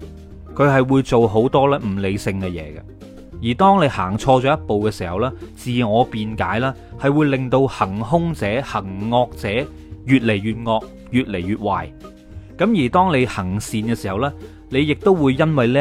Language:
Chinese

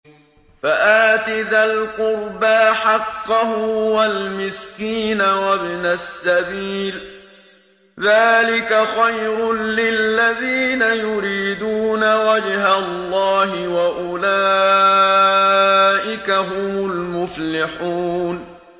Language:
Arabic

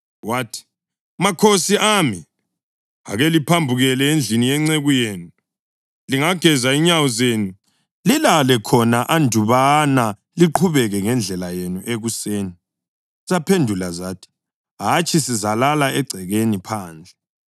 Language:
North Ndebele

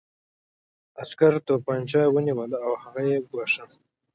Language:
Pashto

